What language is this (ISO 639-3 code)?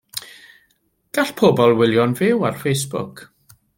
cym